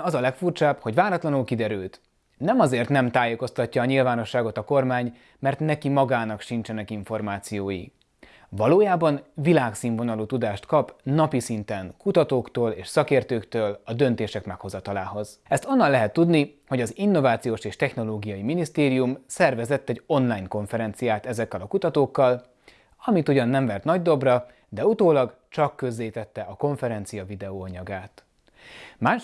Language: Hungarian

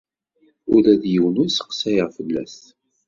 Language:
Kabyle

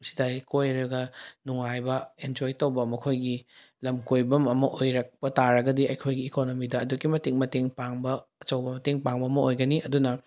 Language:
Manipuri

